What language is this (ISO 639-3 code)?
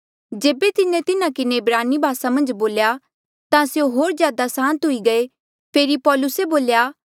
mjl